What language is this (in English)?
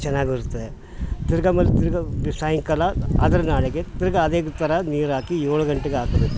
Kannada